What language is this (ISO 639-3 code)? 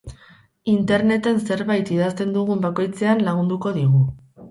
eus